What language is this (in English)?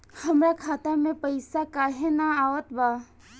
Bhojpuri